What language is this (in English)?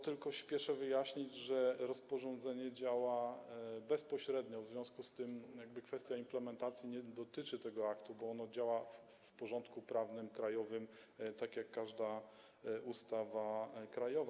Polish